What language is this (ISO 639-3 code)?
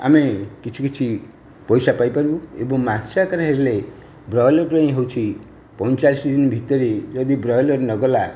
ori